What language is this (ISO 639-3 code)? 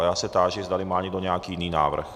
ces